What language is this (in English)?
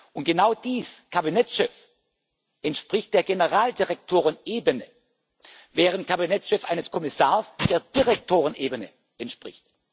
German